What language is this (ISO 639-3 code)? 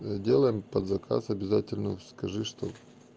rus